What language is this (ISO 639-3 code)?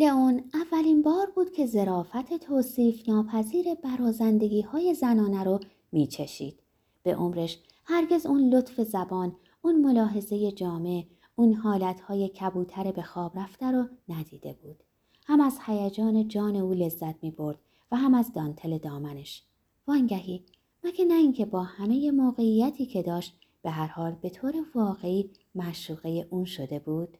fas